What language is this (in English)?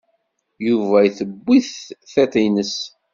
Kabyle